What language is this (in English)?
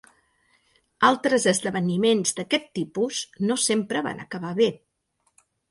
Catalan